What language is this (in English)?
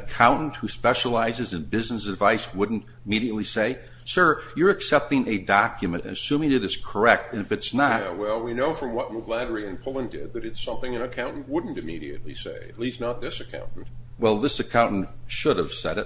English